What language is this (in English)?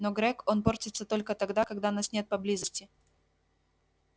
Russian